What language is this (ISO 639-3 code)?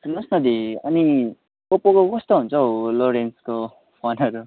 nep